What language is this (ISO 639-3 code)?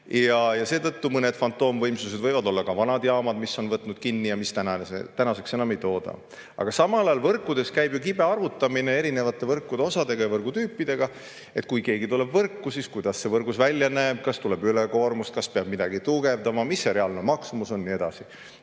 est